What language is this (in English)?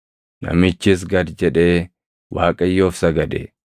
Oromo